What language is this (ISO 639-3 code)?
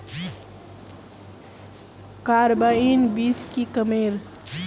mag